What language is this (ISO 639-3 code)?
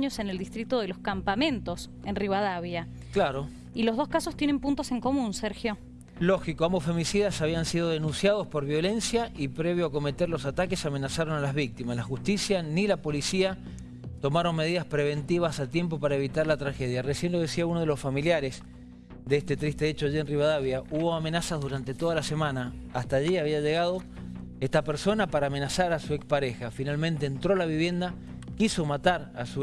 spa